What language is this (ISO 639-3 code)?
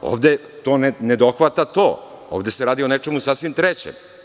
srp